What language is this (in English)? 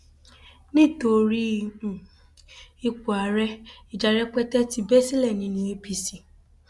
Yoruba